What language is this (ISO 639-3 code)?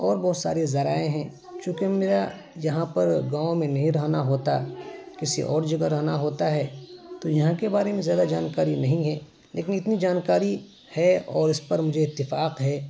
urd